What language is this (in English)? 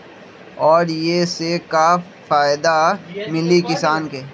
Magahi